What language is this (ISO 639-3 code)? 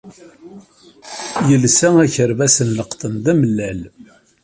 kab